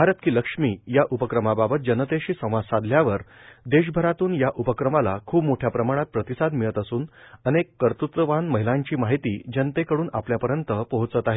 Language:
Marathi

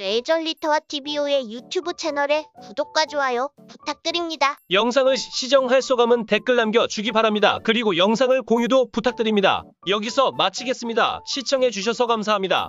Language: Korean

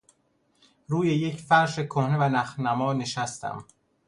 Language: Persian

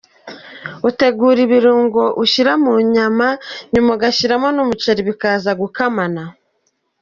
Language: Kinyarwanda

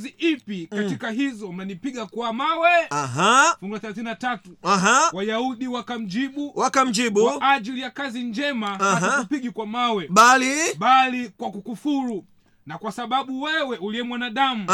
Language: Swahili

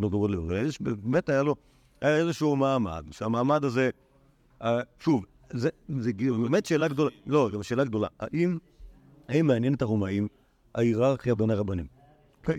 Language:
Hebrew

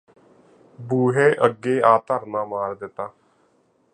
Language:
Punjabi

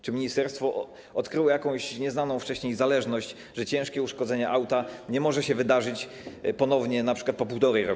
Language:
Polish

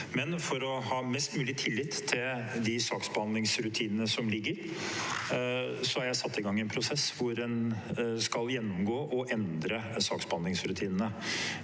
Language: Norwegian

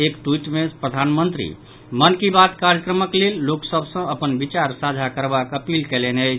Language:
Maithili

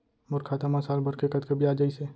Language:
Chhattisgarhi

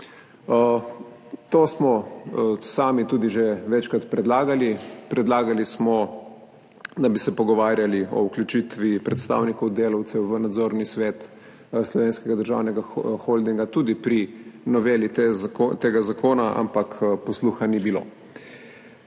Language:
Slovenian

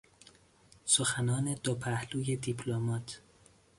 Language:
Persian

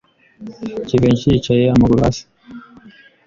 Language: Kinyarwanda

